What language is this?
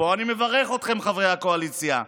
Hebrew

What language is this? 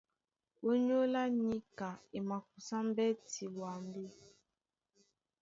Duala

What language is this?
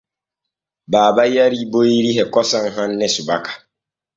Borgu Fulfulde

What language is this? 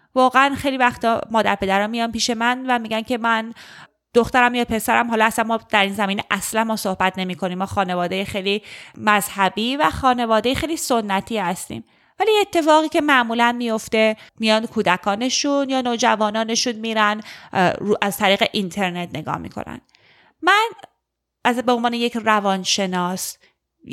Persian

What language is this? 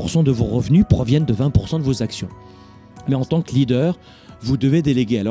French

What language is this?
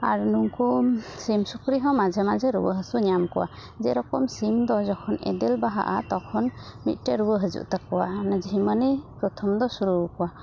Santali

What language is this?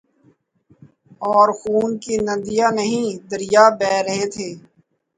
Urdu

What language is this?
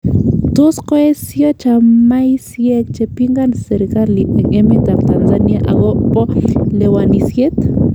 Kalenjin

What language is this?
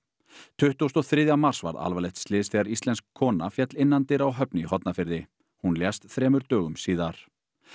Icelandic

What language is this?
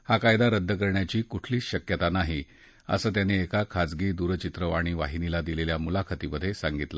Marathi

